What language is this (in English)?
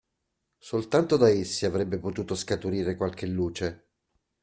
Italian